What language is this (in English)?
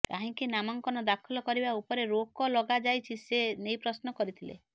Odia